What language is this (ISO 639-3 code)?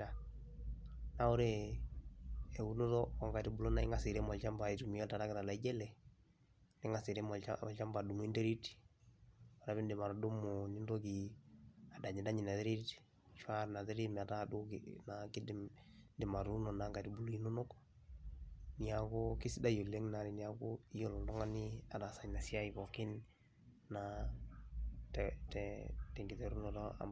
mas